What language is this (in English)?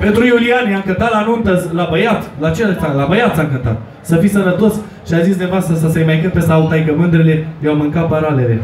Romanian